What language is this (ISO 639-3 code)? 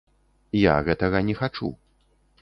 bel